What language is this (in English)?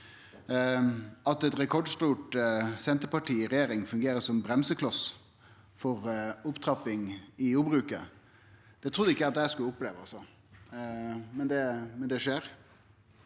Norwegian